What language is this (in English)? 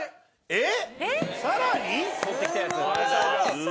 Japanese